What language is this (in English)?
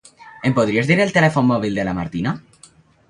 Catalan